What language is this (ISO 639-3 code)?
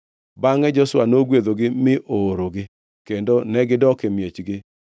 luo